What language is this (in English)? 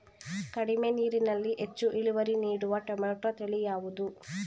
Kannada